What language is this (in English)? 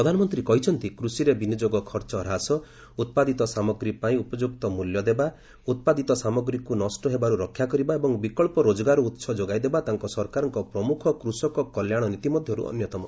Odia